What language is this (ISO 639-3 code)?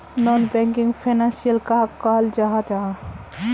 mag